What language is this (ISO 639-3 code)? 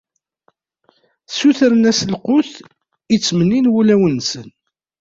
kab